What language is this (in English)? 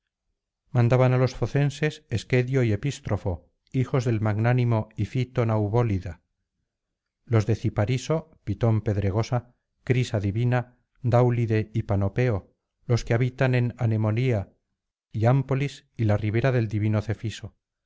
Spanish